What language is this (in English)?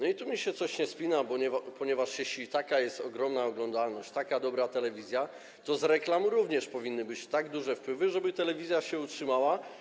Polish